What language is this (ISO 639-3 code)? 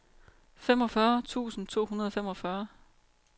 dan